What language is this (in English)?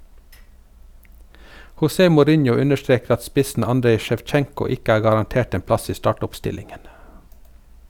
Norwegian